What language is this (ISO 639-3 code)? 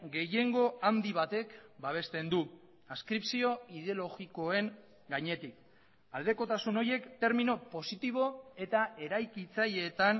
eus